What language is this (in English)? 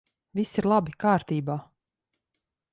Latvian